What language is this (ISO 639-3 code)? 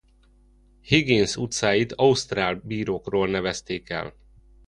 hun